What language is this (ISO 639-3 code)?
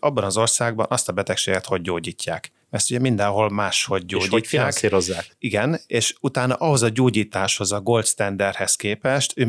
hun